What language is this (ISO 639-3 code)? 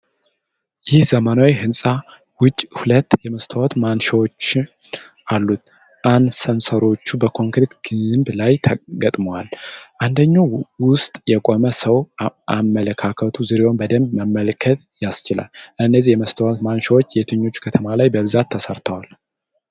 amh